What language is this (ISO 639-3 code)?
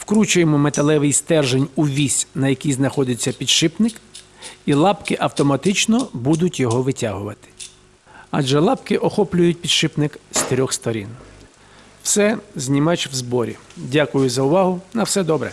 ukr